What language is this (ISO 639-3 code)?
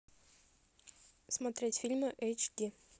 rus